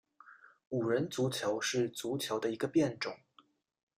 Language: Chinese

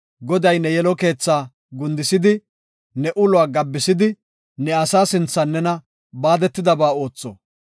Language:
Gofa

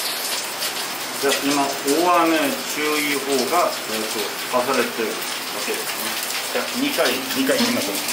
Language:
Japanese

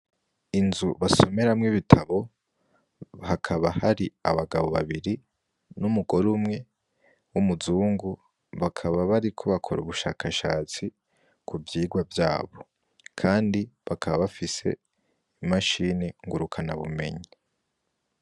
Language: Rundi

